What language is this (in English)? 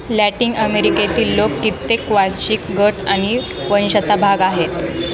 Marathi